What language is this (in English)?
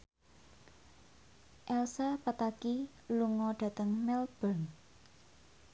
Javanese